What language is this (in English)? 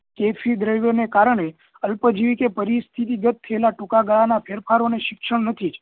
Gujarati